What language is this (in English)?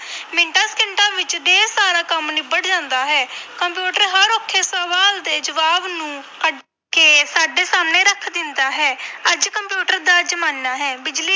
Punjabi